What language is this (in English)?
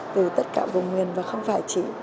Vietnamese